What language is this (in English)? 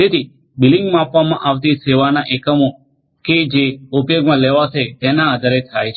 Gujarati